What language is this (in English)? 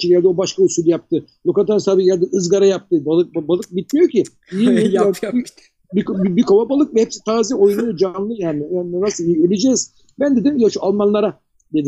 Turkish